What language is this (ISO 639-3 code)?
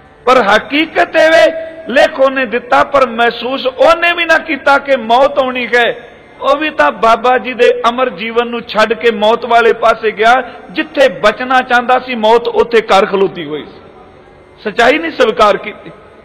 pan